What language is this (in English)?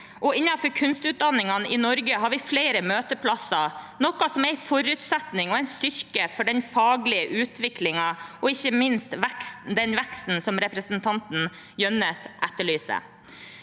Norwegian